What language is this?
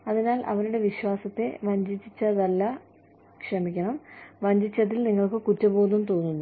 Malayalam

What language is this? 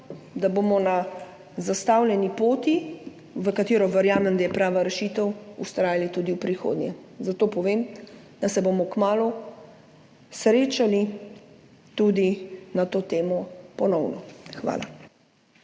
Slovenian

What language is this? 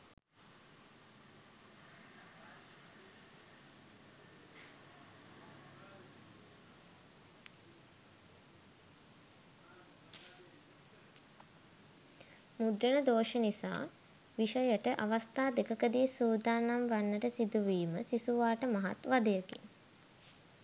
Sinhala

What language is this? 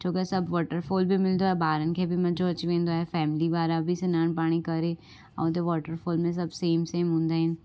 Sindhi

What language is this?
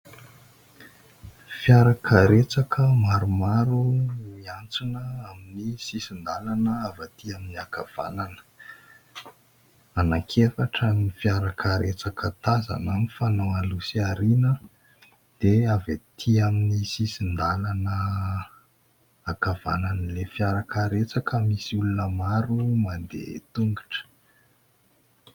Malagasy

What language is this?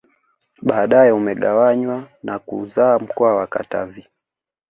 Swahili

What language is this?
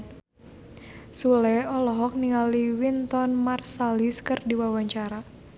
Sundanese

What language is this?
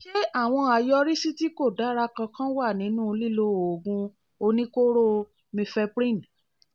Yoruba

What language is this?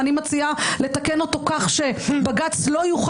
Hebrew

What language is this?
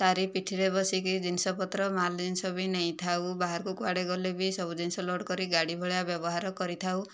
Odia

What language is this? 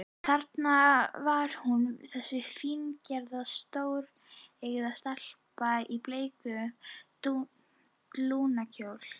Icelandic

